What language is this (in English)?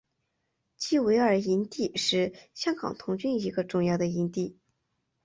Chinese